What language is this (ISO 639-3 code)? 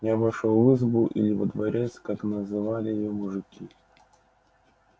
rus